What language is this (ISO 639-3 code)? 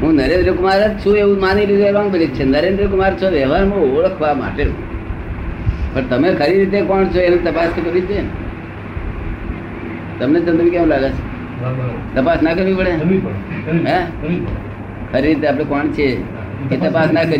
guj